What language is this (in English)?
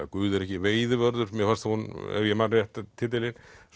Icelandic